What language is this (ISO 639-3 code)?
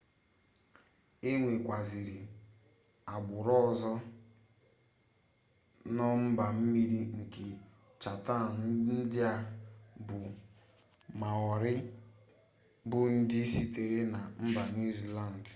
ibo